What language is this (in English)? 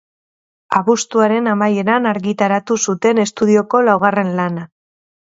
Basque